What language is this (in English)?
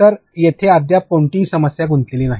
Marathi